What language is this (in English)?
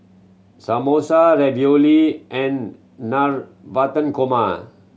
English